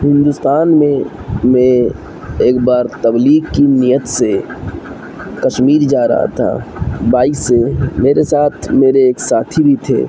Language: Urdu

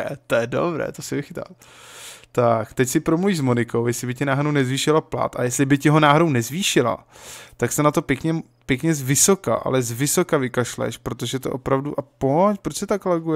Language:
Czech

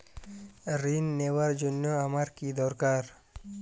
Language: Bangla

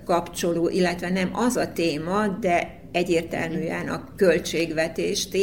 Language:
Hungarian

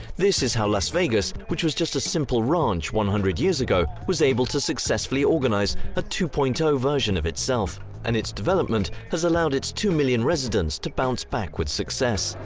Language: English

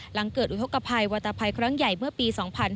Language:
Thai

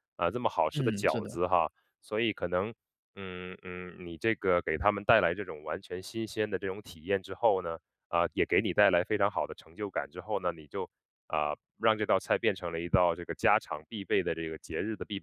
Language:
Chinese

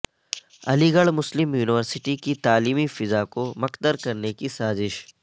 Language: Urdu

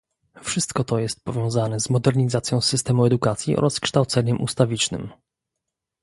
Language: Polish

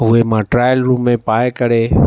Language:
Sindhi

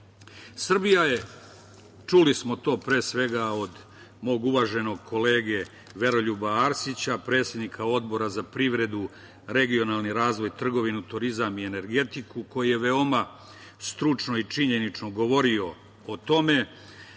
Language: Serbian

